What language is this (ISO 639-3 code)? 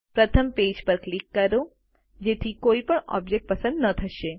guj